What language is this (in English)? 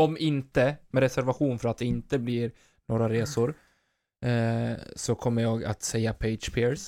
Swedish